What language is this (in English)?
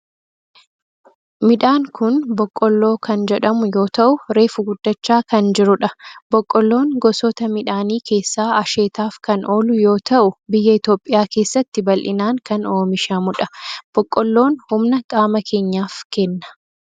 Oromo